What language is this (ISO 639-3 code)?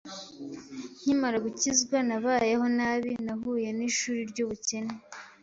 kin